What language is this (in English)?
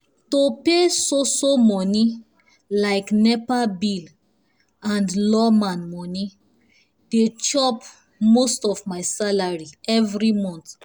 Nigerian Pidgin